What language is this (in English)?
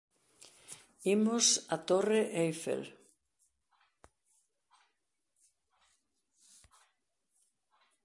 Galician